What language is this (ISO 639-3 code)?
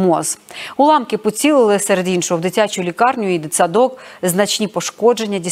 ukr